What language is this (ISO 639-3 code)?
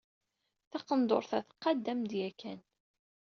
kab